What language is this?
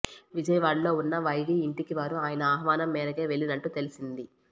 Telugu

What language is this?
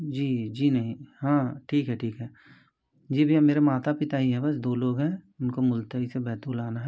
Hindi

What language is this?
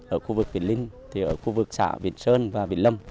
Vietnamese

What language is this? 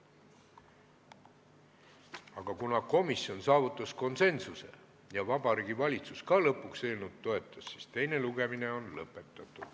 Estonian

